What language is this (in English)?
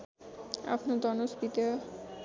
Nepali